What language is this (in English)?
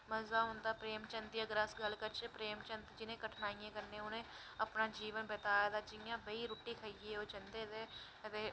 Dogri